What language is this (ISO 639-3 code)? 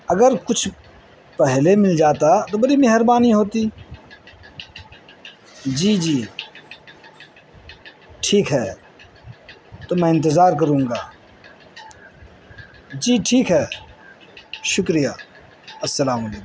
urd